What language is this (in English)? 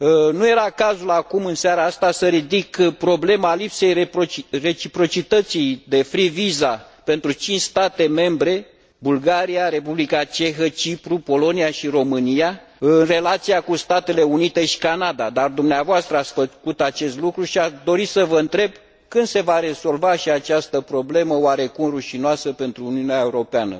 Romanian